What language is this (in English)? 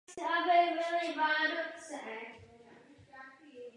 Czech